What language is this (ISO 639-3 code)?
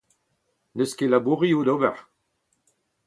bre